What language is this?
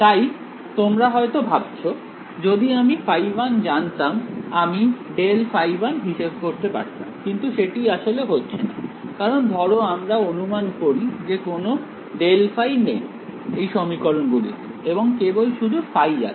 Bangla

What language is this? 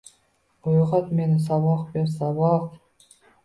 Uzbek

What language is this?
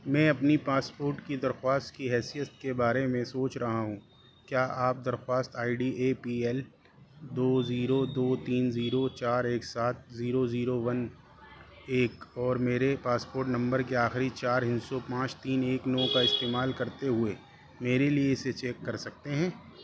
Urdu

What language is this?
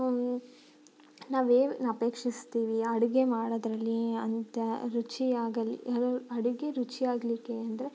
Kannada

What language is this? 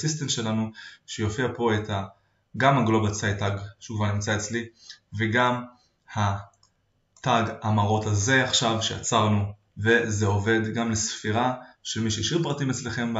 Hebrew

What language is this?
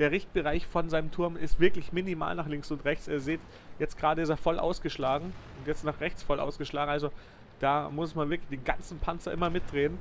German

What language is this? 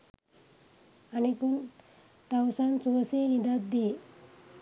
Sinhala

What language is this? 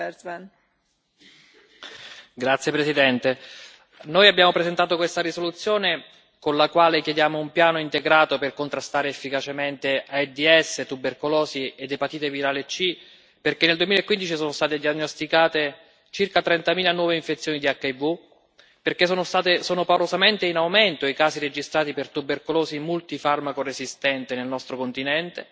Italian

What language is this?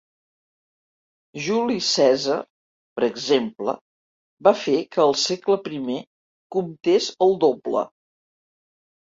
Catalan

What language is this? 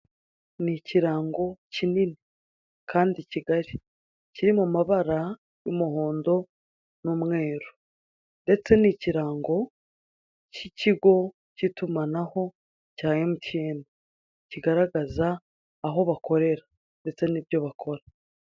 Kinyarwanda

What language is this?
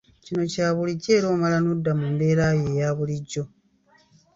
Ganda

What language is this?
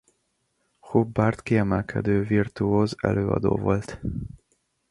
Hungarian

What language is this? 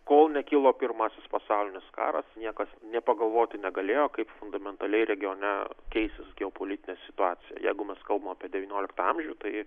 Lithuanian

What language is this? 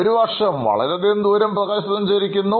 Malayalam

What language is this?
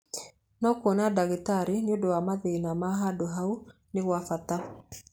Kikuyu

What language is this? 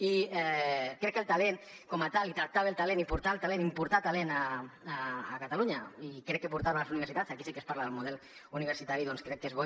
Catalan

